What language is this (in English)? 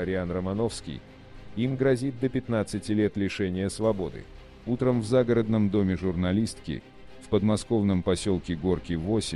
Russian